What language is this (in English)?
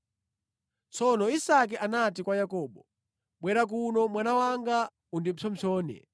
Nyanja